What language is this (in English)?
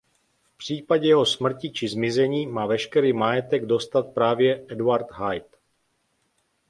Czech